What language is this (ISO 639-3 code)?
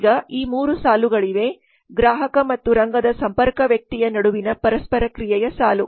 kan